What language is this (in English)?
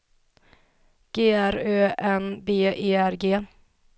Swedish